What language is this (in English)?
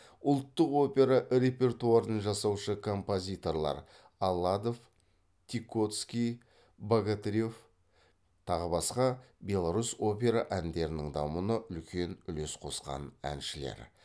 Kazakh